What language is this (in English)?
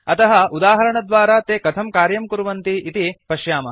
Sanskrit